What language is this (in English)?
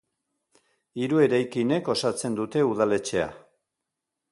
Basque